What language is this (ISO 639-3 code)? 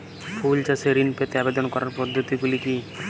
ben